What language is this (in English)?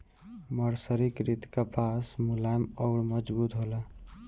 Bhojpuri